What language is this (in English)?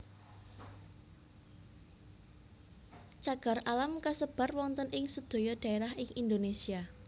Javanese